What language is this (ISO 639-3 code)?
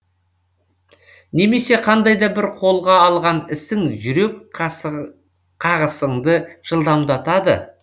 kaz